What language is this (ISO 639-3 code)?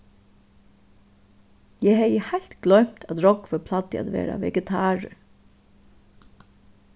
fao